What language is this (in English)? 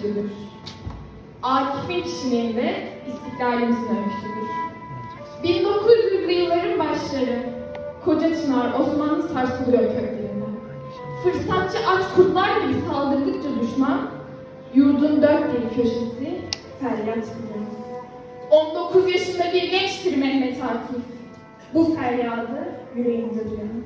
Turkish